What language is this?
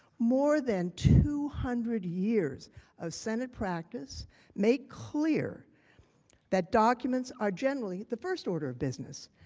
English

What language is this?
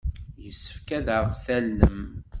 Kabyle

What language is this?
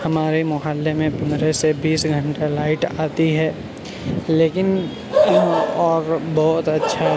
Urdu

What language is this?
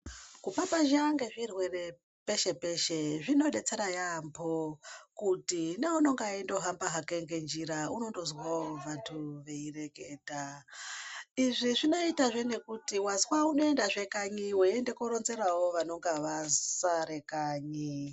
Ndau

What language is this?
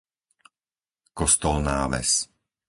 Slovak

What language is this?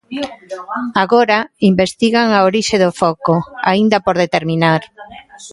Galician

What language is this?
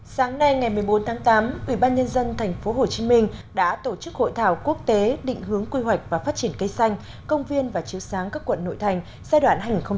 Vietnamese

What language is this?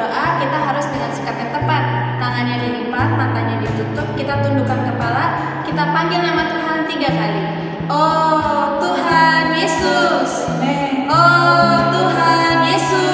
Indonesian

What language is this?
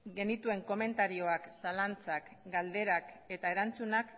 Basque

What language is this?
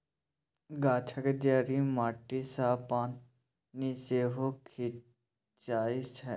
Maithili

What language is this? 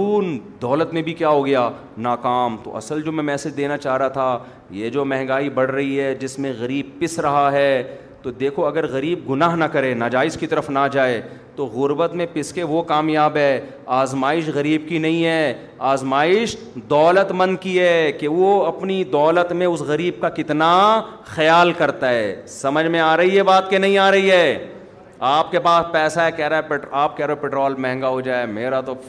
Urdu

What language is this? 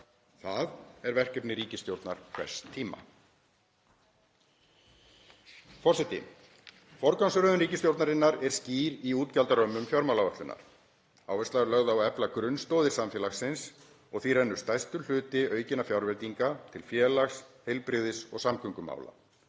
Icelandic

